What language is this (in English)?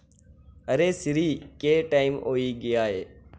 Dogri